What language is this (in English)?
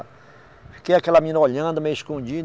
Portuguese